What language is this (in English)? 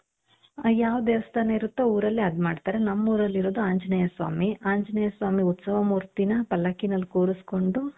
Kannada